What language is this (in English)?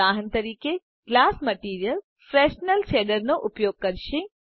Gujarati